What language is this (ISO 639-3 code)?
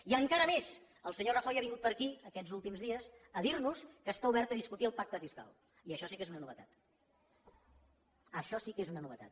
cat